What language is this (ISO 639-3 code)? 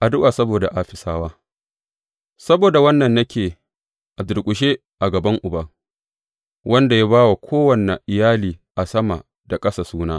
hau